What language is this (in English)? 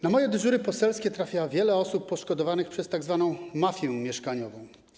Polish